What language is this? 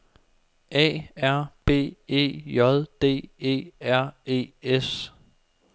Danish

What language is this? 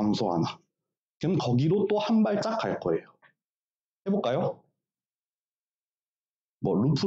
Korean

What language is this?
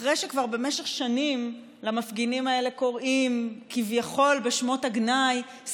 Hebrew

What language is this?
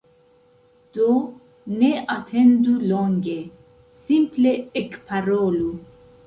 Esperanto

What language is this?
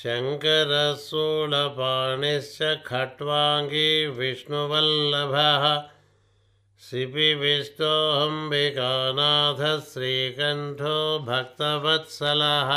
Telugu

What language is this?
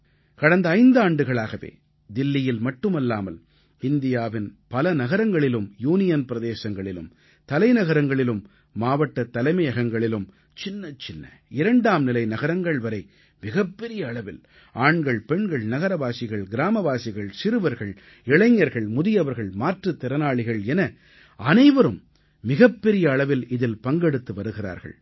Tamil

